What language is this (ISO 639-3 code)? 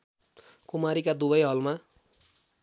nep